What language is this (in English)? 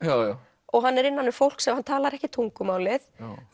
Icelandic